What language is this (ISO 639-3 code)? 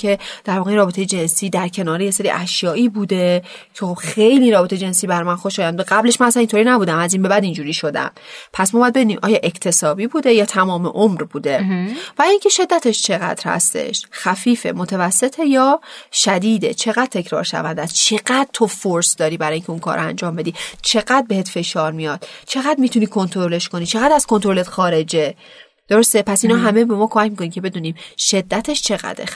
fas